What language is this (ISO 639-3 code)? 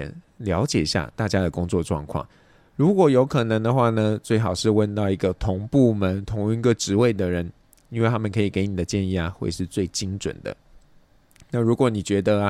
zho